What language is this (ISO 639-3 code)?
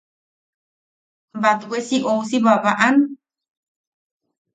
yaq